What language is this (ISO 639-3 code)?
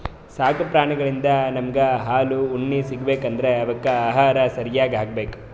kan